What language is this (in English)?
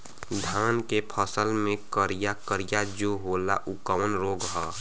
Bhojpuri